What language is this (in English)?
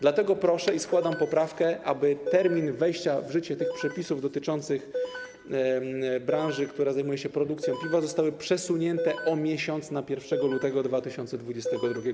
Polish